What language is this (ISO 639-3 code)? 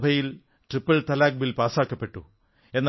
mal